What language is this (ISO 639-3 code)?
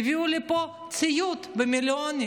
heb